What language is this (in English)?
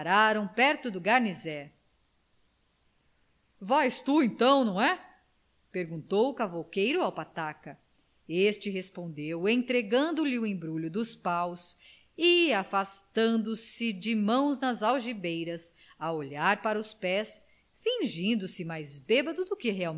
Portuguese